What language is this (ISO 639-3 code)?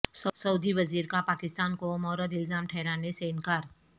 urd